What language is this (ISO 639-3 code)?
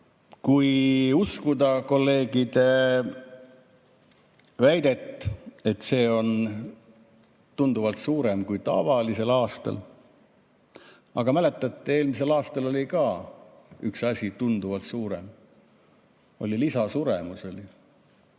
est